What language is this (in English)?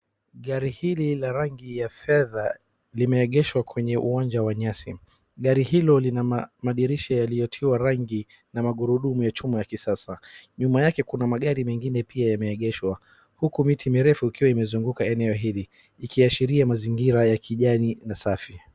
Swahili